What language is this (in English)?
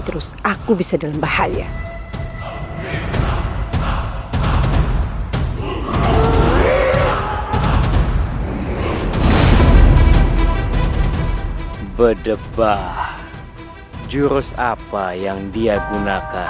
Indonesian